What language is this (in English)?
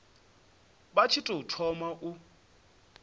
Venda